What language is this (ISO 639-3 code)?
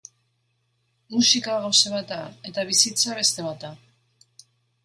eus